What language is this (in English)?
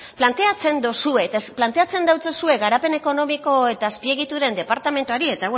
Basque